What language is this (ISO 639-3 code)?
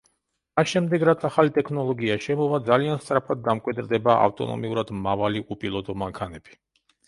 kat